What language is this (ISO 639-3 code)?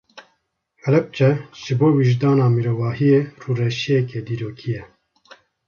kur